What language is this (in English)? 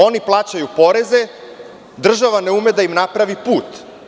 Serbian